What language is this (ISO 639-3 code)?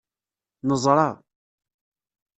kab